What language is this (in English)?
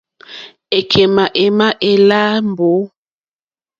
Mokpwe